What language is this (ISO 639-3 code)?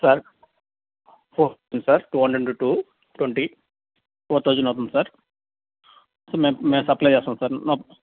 tel